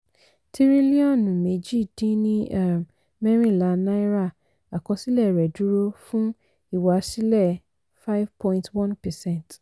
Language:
Yoruba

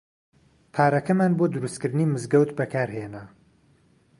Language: Central Kurdish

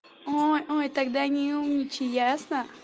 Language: Russian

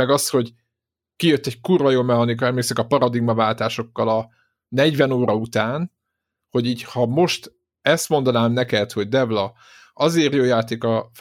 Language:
Hungarian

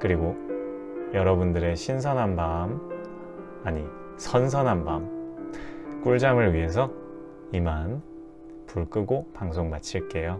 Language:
Korean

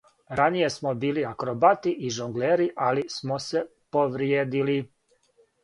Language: Serbian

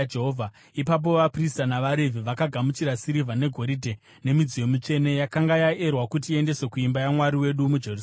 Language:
Shona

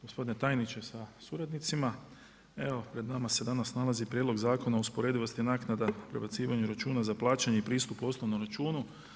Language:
Croatian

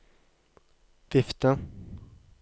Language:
Norwegian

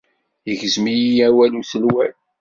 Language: Kabyle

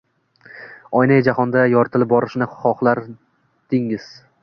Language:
Uzbek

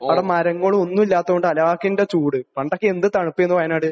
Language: Malayalam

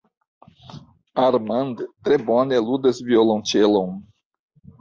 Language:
Esperanto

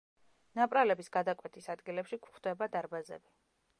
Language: Georgian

